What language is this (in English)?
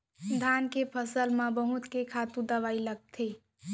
Chhattisgarhi